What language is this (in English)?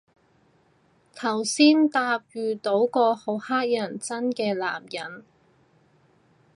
Cantonese